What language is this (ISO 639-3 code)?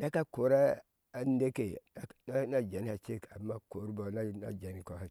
ahs